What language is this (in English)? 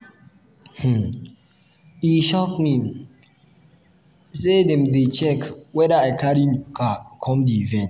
Nigerian Pidgin